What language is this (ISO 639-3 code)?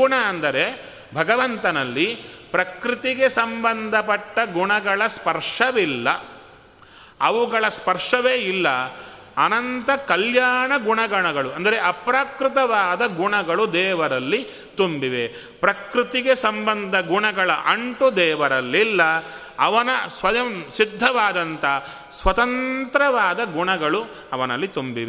kan